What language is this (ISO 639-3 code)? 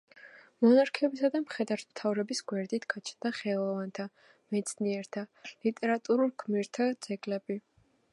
kat